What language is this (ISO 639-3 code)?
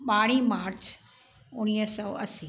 snd